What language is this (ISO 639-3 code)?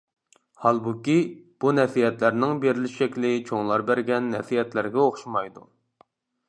uig